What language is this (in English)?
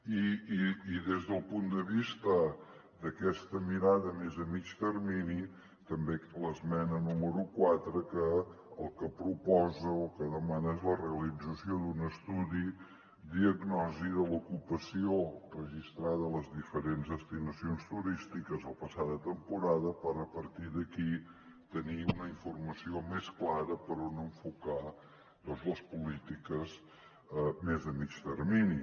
Catalan